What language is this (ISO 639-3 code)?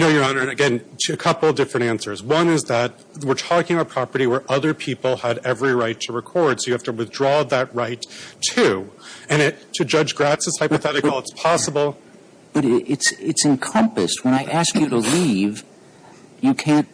eng